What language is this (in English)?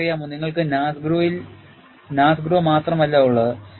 Malayalam